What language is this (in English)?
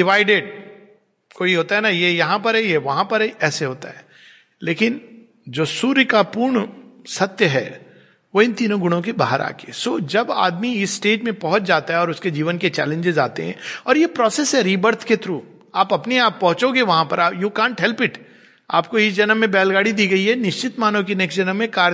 Hindi